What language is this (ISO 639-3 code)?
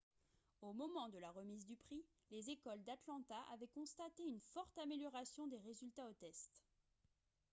fra